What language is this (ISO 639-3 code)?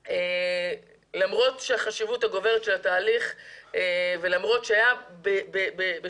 heb